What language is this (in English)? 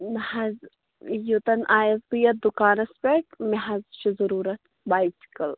Kashmiri